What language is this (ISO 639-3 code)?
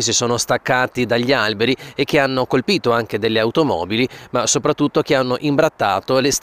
ita